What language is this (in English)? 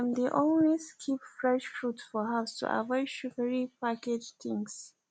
Nigerian Pidgin